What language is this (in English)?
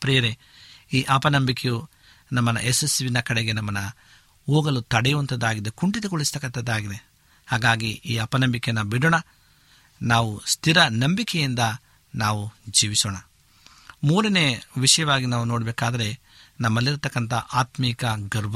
Kannada